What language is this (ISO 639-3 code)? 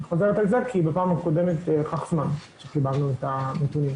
heb